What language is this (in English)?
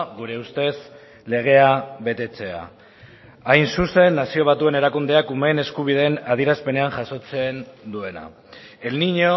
Basque